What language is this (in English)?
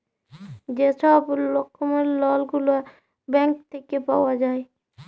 Bangla